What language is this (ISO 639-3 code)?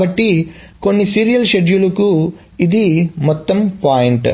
tel